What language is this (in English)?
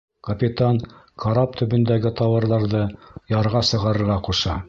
Bashkir